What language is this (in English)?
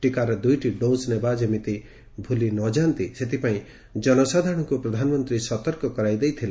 Odia